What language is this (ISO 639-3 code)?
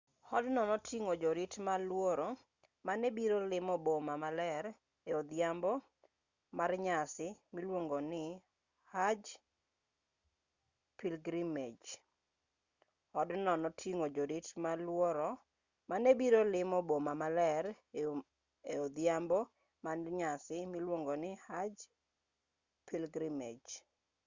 luo